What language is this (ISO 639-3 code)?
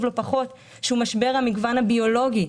heb